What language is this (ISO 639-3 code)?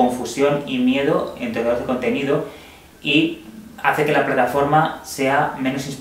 spa